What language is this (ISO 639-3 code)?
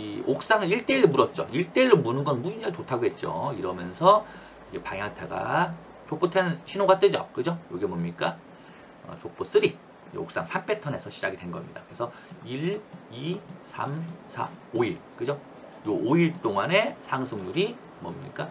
kor